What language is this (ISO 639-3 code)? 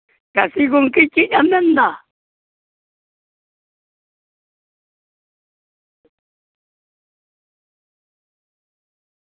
sat